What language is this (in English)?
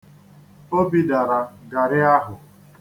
Igbo